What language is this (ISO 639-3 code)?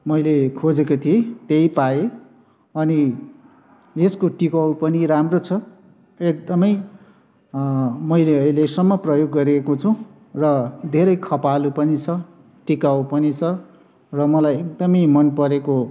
nep